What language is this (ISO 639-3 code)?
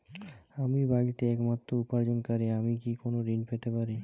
ben